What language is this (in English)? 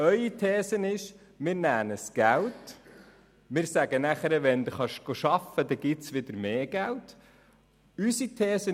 Swiss German